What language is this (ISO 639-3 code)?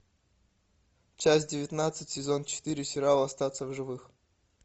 rus